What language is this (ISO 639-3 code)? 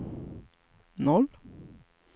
swe